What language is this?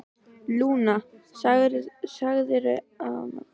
Icelandic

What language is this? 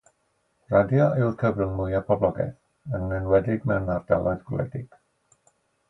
Welsh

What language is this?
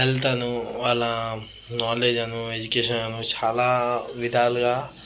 Telugu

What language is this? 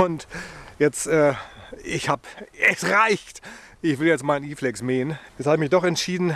German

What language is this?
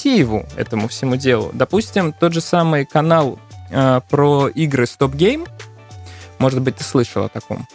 Russian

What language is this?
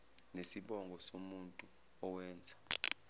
Zulu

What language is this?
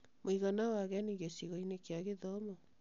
Kikuyu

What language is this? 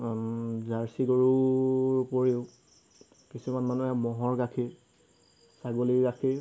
Assamese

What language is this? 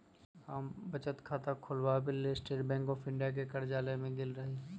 Magahi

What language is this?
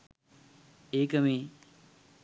Sinhala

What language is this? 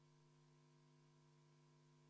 Estonian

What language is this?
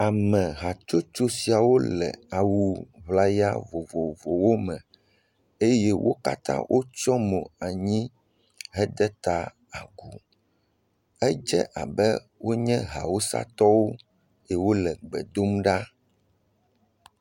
Ewe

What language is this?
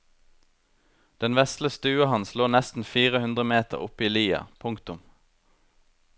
Norwegian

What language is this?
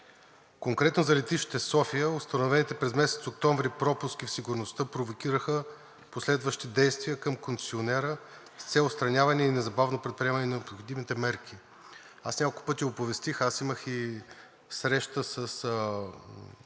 Bulgarian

